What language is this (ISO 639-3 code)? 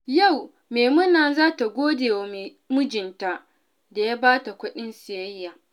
hau